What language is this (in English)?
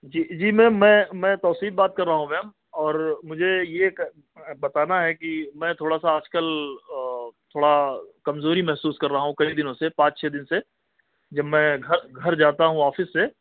Urdu